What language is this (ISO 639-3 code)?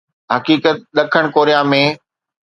snd